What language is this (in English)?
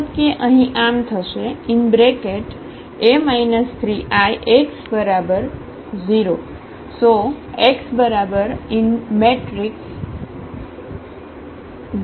Gujarati